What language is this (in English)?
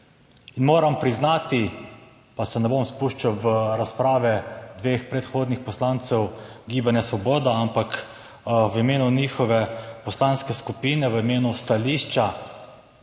Slovenian